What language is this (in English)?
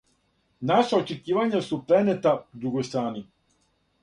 Serbian